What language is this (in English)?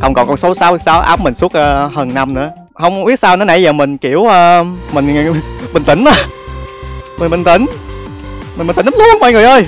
Vietnamese